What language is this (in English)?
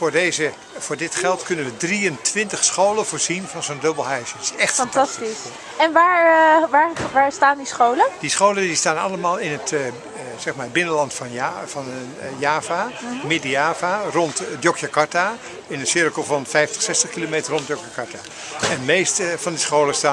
Dutch